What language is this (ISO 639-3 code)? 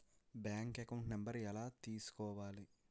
tel